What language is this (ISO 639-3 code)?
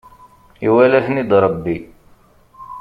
kab